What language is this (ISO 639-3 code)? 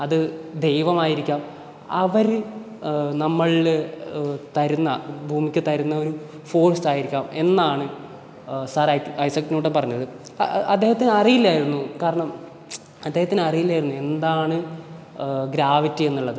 mal